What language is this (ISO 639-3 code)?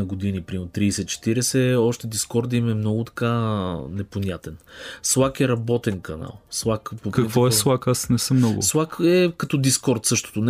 bul